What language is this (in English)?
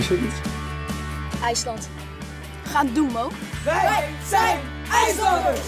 Dutch